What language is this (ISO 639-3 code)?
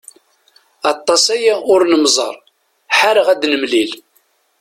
kab